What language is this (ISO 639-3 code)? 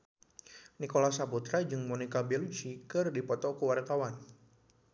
sun